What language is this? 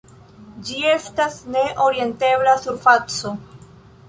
Esperanto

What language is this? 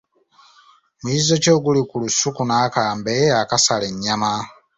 Ganda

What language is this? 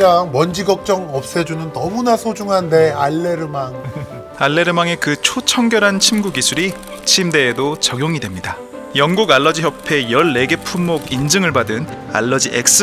Korean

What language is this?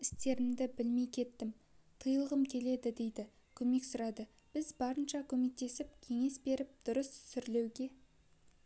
Kazakh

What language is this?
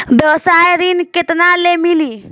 Bhojpuri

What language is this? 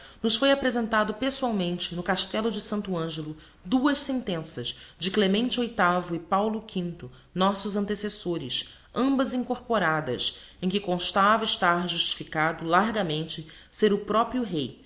Portuguese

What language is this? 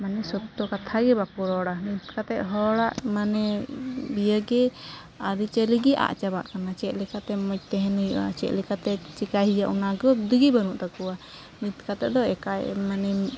Santali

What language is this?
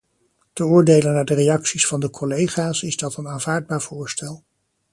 Dutch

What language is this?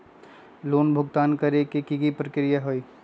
Magahi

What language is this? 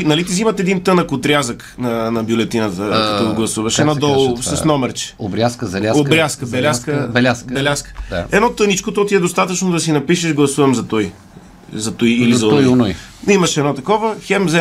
Bulgarian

